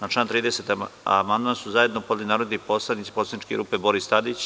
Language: Serbian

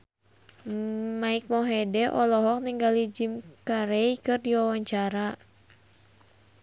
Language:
Sundanese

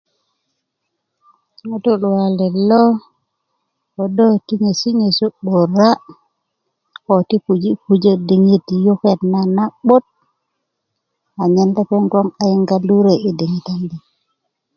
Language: Kuku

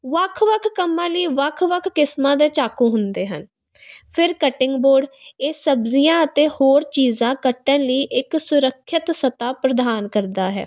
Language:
Punjabi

